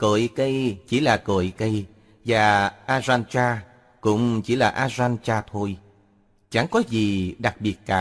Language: Vietnamese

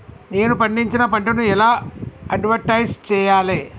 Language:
Telugu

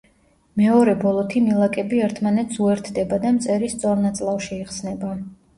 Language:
Georgian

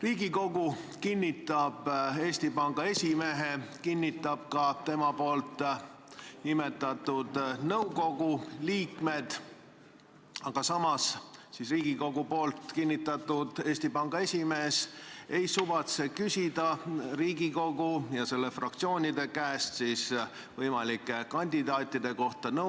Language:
Estonian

